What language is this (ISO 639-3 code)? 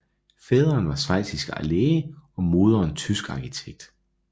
dan